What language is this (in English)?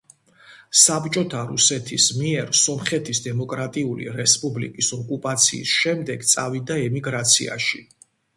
Georgian